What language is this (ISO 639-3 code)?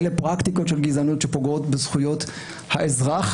heb